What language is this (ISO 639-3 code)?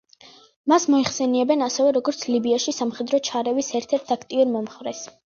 kat